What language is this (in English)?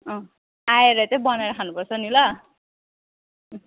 Nepali